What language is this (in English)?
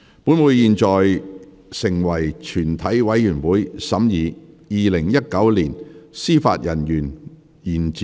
Cantonese